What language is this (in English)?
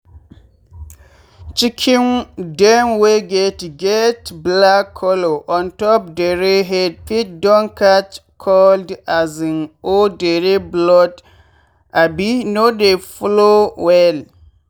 Nigerian Pidgin